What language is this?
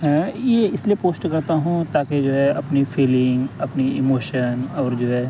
Urdu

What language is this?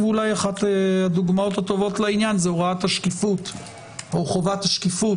Hebrew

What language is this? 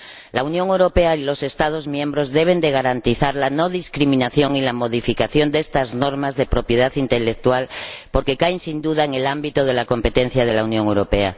Spanish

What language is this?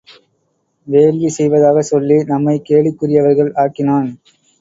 Tamil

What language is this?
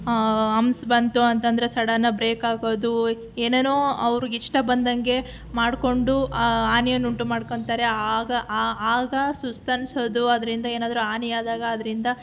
Kannada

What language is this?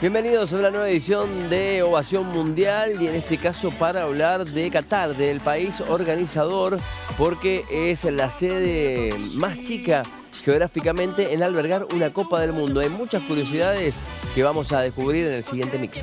Spanish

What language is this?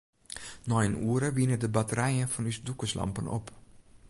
Western Frisian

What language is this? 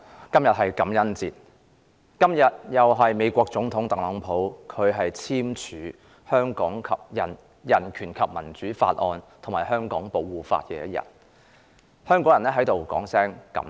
Cantonese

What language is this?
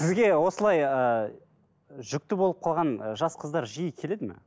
Kazakh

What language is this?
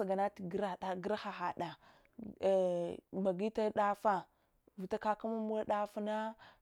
Hwana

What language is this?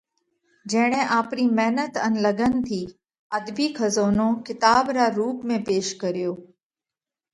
Parkari Koli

